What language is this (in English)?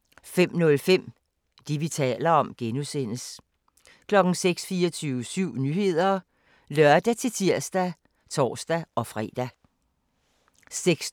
Danish